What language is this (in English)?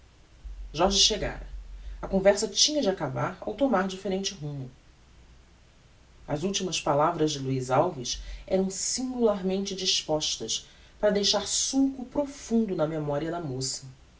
Portuguese